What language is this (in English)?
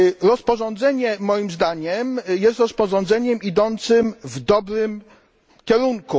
Polish